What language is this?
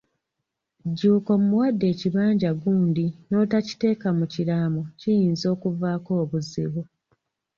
Ganda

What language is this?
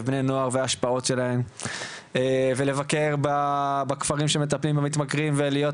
Hebrew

